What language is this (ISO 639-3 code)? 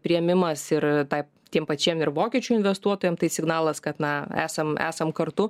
lit